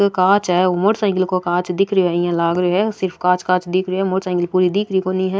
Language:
Rajasthani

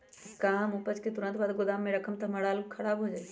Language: Magahi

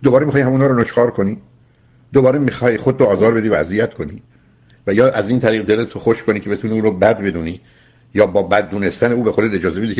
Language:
Persian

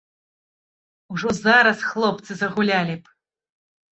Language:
Belarusian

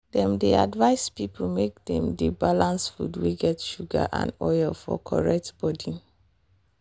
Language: Nigerian Pidgin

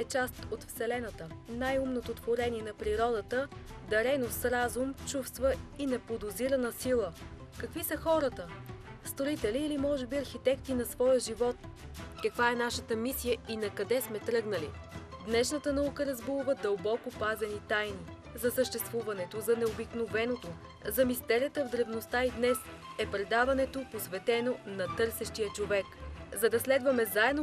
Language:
Bulgarian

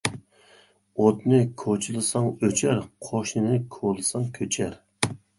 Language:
Uyghur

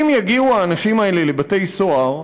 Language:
Hebrew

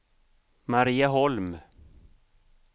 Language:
Swedish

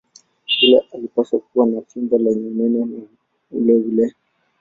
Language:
Swahili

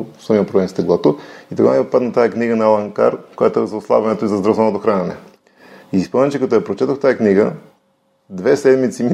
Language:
Bulgarian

